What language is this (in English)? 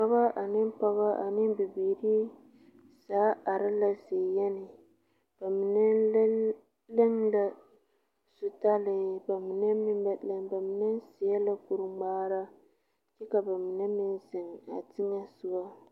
Southern Dagaare